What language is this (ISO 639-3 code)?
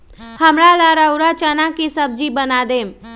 mag